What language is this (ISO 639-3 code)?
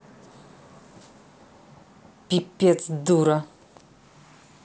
rus